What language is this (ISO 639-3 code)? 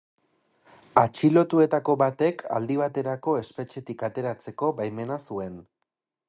eus